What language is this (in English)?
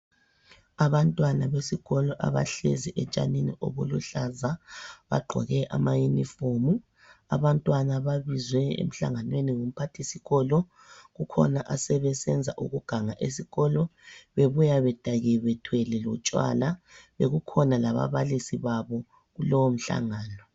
North Ndebele